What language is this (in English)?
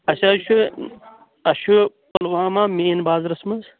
Kashmiri